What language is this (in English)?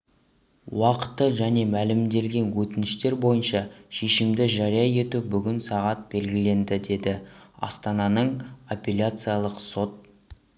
Kazakh